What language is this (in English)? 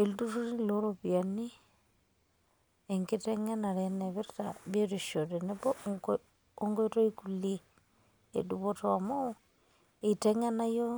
Masai